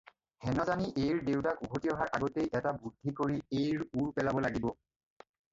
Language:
Assamese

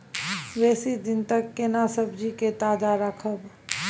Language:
Maithili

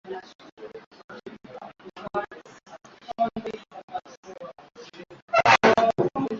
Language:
Swahili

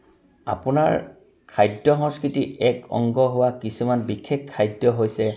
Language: Assamese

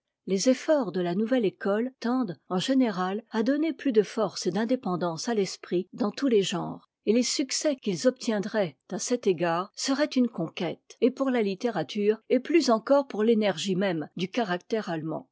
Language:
French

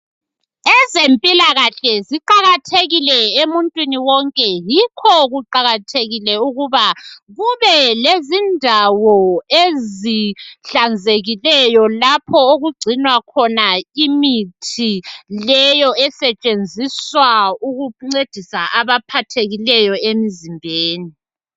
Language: North Ndebele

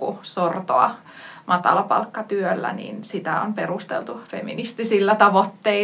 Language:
Finnish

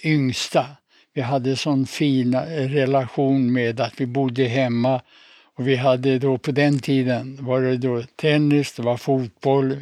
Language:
Swedish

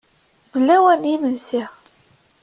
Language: Kabyle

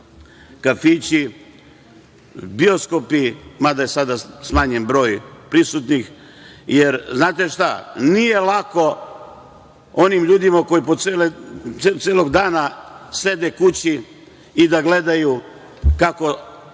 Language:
Serbian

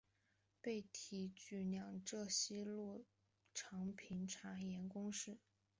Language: Chinese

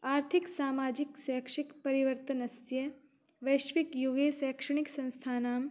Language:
Sanskrit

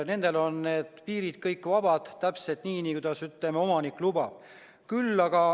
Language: Estonian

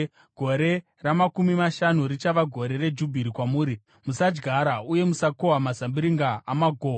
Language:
Shona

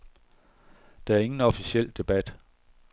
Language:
Danish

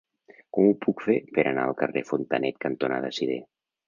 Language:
Catalan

